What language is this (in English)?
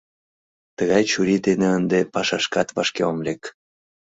Mari